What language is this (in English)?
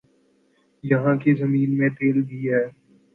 Urdu